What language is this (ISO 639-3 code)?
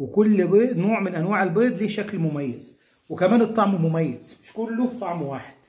ara